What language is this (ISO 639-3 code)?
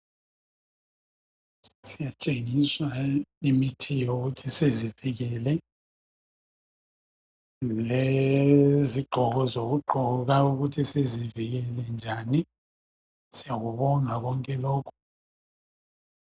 nde